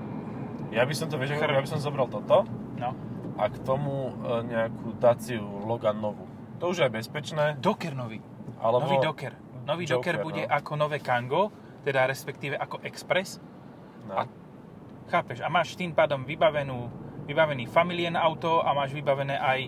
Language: Slovak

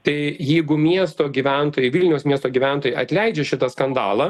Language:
Lithuanian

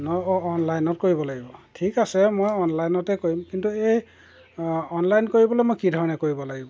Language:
Assamese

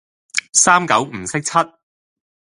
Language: Cantonese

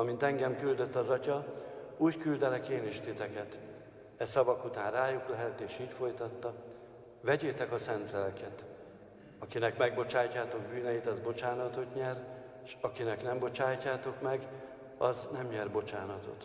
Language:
Hungarian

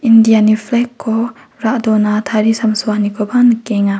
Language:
Garo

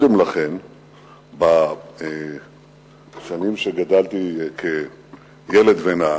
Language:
Hebrew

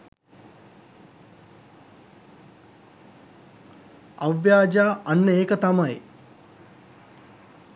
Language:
Sinhala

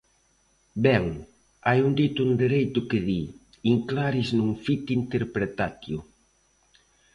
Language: Galician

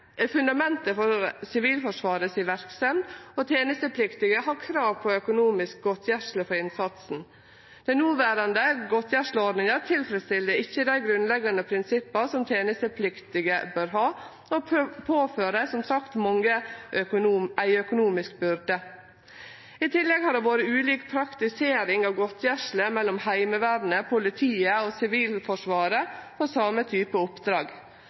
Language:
Norwegian Nynorsk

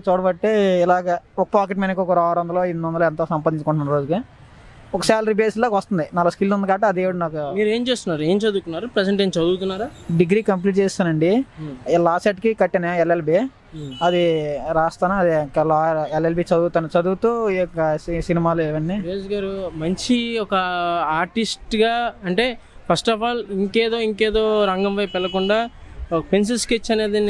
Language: Telugu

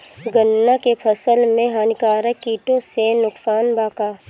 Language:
Bhojpuri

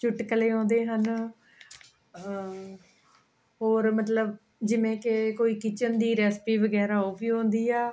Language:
Punjabi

